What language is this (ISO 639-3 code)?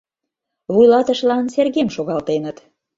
chm